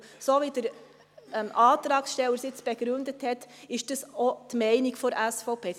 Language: Swiss German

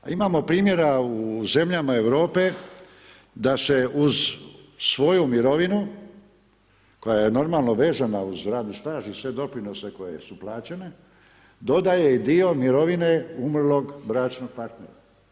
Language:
Croatian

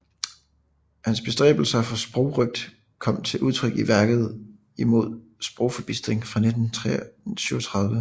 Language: Danish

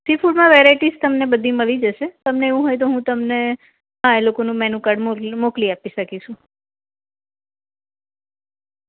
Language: Gujarati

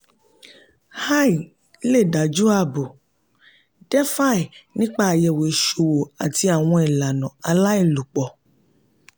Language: Yoruba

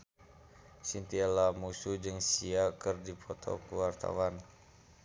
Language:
Sundanese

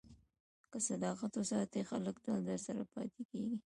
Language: Pashto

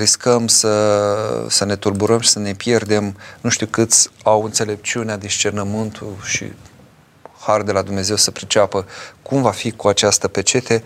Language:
Romanian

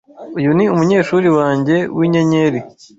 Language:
Kinyarwanda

